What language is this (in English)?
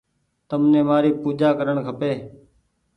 Goaria